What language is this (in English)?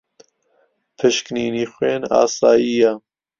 Central Kurdish